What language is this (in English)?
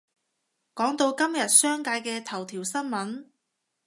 Cantonese